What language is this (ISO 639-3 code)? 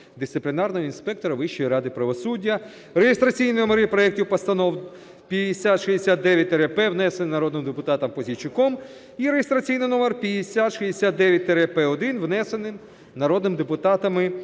ukr